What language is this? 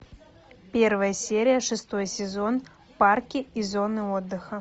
Russian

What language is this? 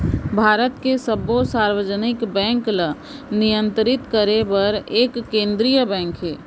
Chhattisgarhi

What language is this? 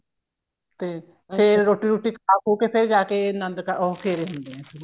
Punjabi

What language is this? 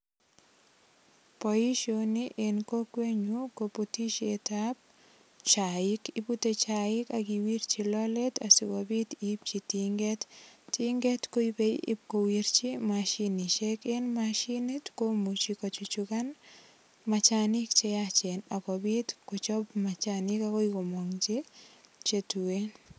Kalenjin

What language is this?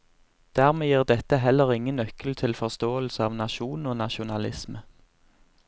Norwegian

